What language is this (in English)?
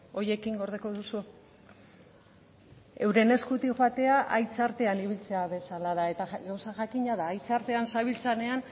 Basque